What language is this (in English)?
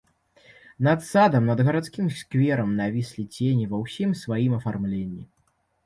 Belarusian